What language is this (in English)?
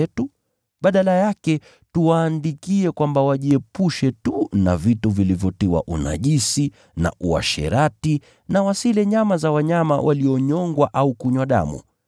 Swahili